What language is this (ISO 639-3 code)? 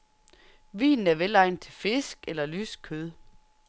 dan